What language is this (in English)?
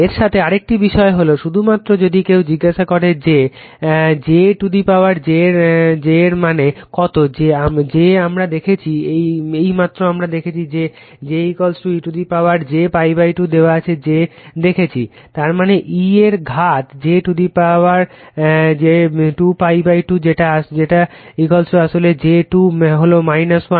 Bangla